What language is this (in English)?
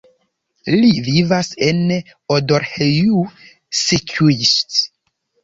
Esperanto